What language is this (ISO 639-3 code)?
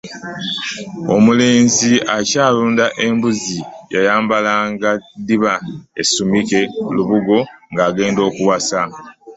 lug